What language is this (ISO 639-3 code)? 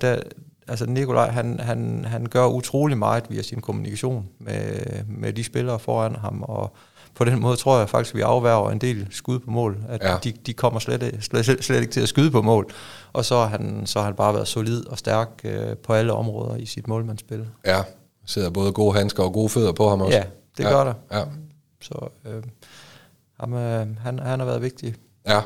dan